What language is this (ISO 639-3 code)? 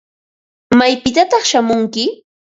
qva